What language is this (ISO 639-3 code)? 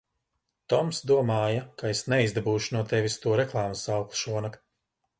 lav